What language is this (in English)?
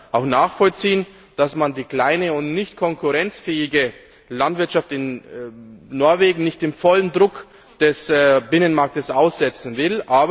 German